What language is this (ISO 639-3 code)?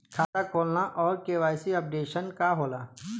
bho